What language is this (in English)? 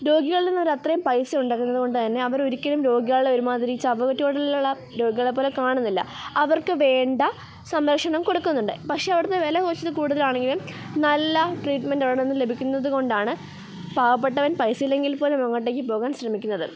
Malayalam